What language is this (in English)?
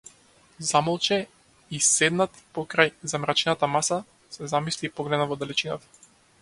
Macedonian